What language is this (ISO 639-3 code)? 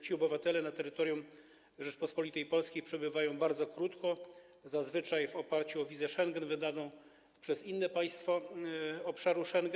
pol